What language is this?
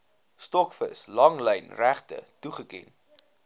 Afrikaans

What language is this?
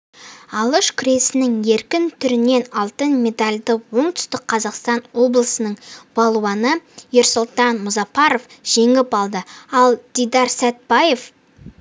Kazakh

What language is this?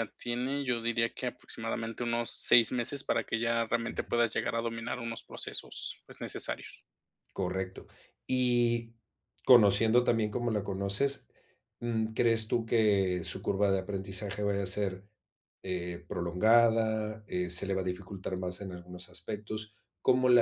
Spanish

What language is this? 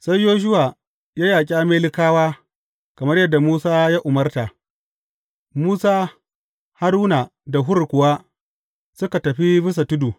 Hausa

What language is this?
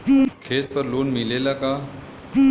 Bhojpuri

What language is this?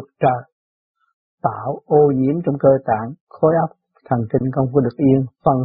Vietnamese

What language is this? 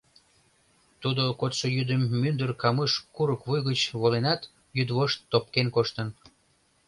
Mari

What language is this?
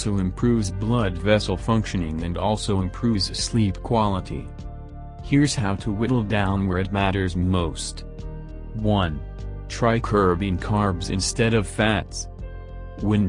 English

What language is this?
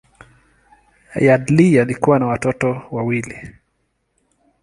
Swahili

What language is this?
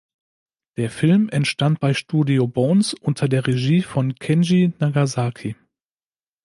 German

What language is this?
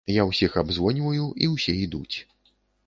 Belarusian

